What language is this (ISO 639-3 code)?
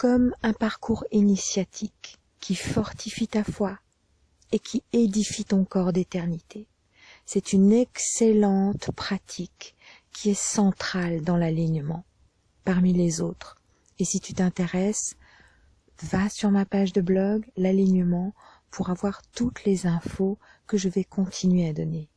fra